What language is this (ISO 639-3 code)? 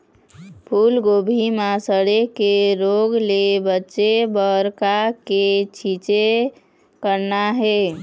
hne